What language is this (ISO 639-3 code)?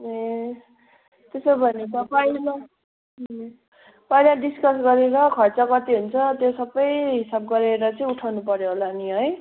nep